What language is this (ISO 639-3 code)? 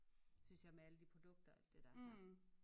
dan